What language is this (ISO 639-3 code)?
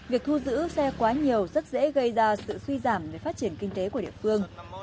vie